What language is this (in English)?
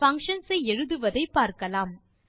Tamil